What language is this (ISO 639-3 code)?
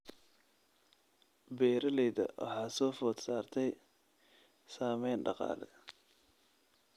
som